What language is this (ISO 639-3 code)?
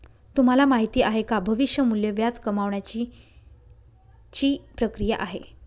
mar